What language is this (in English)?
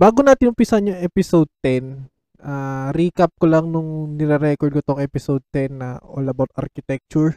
Filipino